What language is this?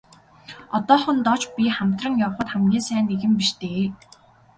Mongolian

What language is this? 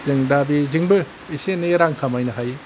Bodo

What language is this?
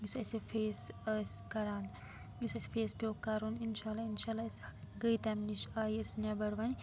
Kashmiri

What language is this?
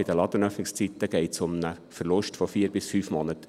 Swiss German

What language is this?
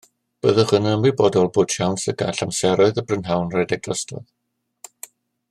Welsh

